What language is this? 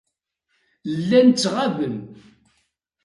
Kabyle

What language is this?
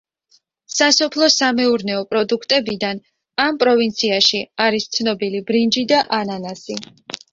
Georgian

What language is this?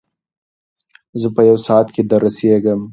Pashto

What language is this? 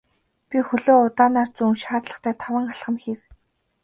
Mongolian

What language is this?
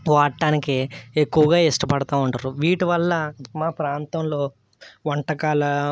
Telugu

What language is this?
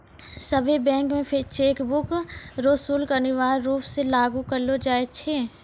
Maithili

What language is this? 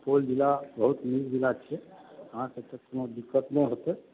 Maithili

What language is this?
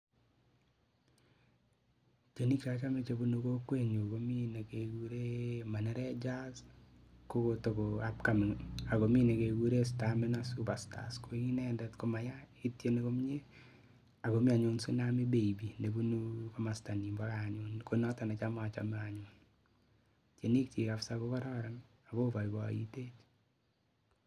Kalenjin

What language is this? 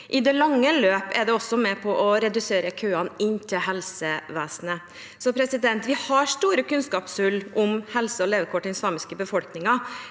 Norwegian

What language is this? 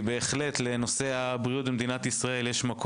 Hebrew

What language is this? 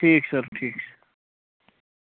Kashmiri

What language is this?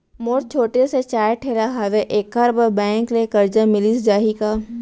Chhattisgarhi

